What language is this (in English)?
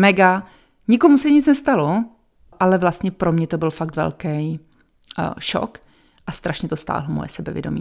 Czech